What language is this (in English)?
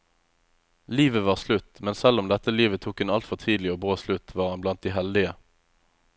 Norwegian